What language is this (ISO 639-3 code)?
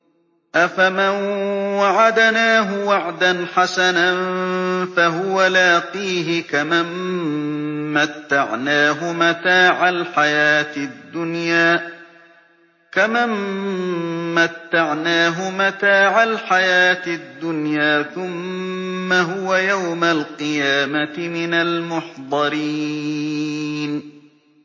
ara